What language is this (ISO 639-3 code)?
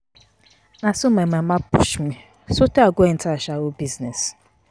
pcm